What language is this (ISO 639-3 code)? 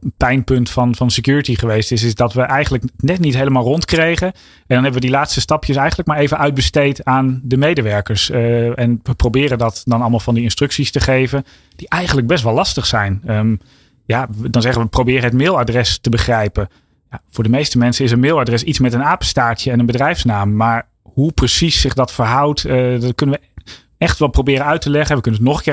nld